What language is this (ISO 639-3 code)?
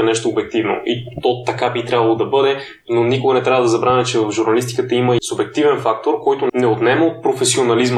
bul